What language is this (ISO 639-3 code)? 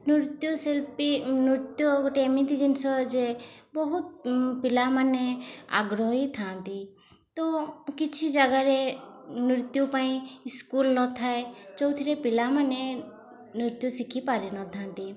ori